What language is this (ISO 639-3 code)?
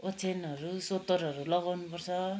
nep